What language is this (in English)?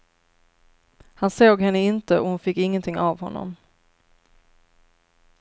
Swedish